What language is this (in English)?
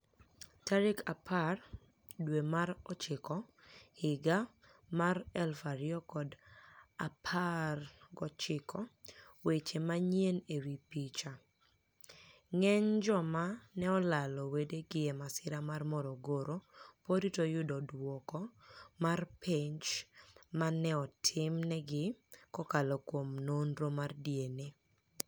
Luo (Kenya and Tanzania)